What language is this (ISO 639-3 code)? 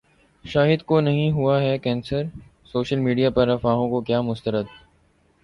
urd